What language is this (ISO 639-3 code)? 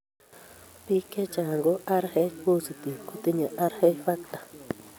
kln